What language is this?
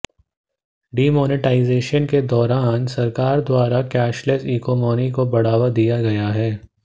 Hindi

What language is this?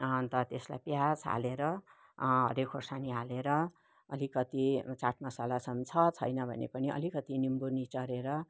Nepali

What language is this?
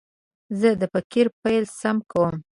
Pashto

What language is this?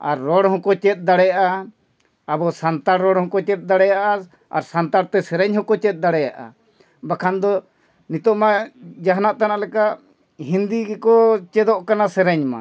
Santali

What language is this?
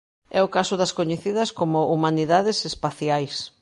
Galician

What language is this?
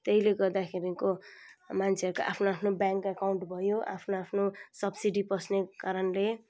Nepali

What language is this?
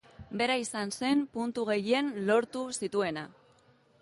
Basque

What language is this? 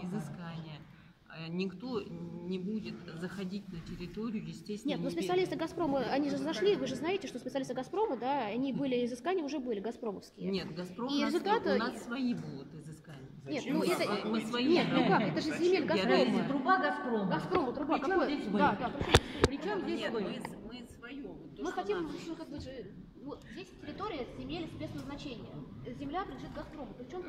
Russian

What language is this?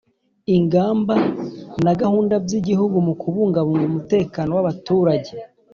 Kinyarwanda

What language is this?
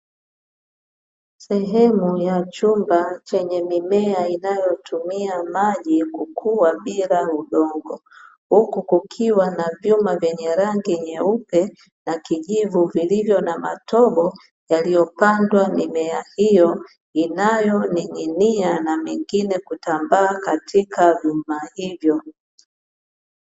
Swahili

